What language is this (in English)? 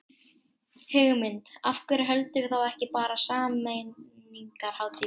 Icelandic